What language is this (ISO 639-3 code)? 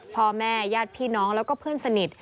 tha